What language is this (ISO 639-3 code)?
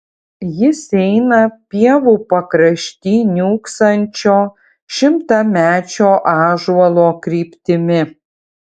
lit